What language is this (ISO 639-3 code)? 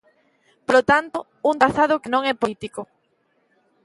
glg